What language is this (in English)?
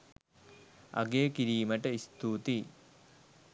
Sinhala